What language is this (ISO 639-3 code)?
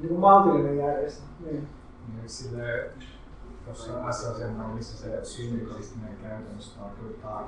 fin